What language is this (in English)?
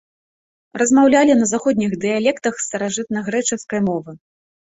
Belarusian